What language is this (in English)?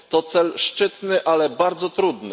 Polish